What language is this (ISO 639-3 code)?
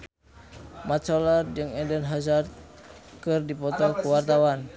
sun